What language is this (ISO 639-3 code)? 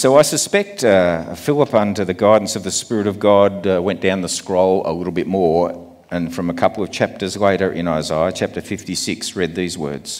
eng